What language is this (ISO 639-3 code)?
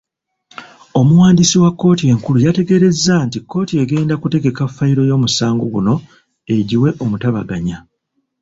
lug